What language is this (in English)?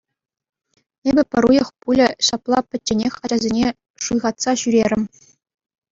Chuvash